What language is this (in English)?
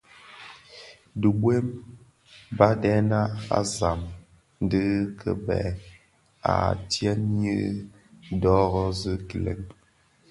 Bafia